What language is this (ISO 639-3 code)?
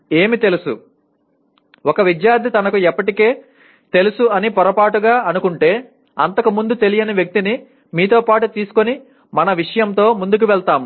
tel